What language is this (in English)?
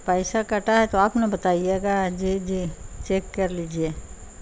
Urdu